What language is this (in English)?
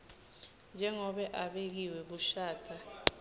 Swati